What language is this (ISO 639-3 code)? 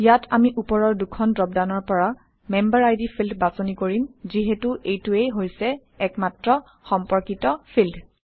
asm